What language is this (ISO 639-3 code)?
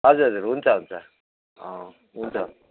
nep